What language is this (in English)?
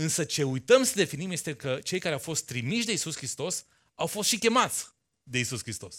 Romanian